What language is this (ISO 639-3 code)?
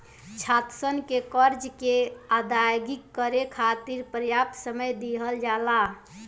bho